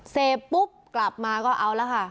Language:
Thai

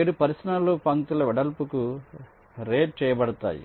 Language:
Telugu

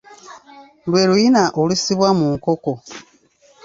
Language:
Ganda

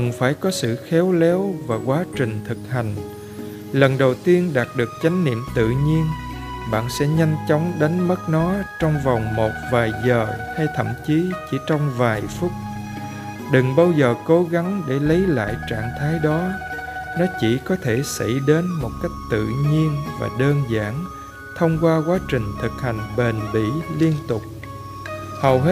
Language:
Vietnamese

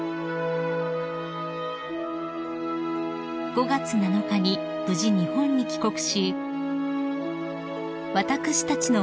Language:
Japanese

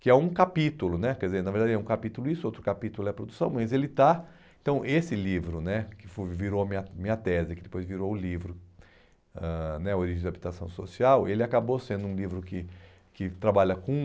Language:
Portuguese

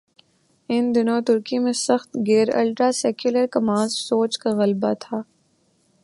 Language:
Urdu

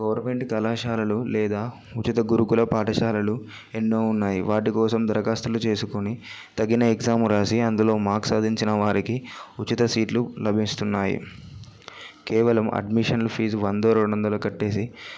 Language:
Telugu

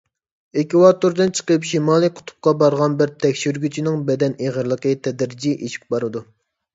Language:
Uyghur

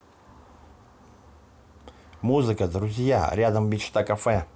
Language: Russian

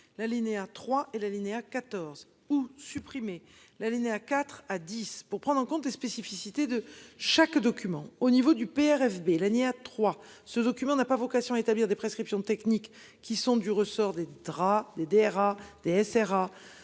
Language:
French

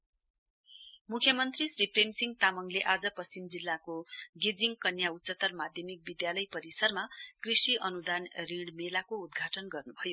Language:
Nepali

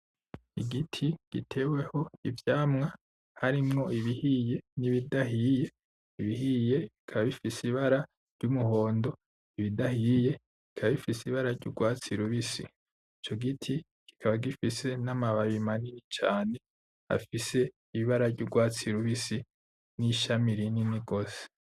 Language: Rundi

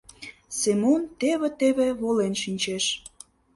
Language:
Mari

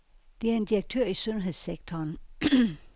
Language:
Danish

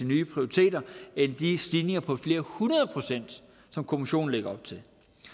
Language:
Danish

